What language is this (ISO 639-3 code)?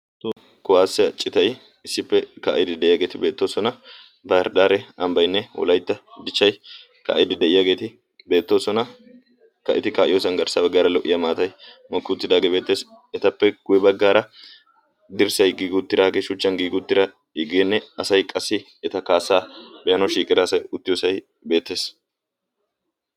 wal